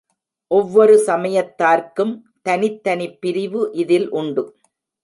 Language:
Tamil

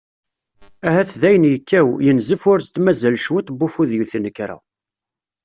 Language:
Kabyle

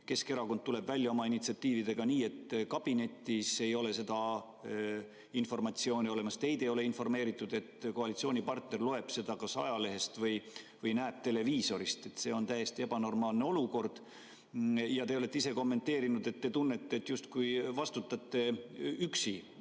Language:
Estonian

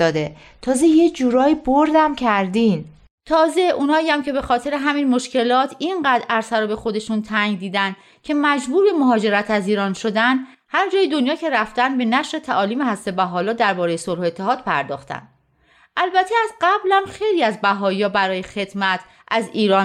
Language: Persian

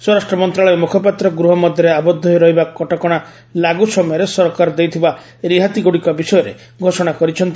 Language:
Odia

